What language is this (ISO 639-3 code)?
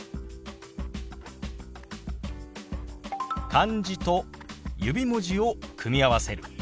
jpn